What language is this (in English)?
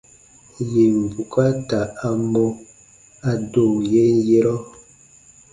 Baatonum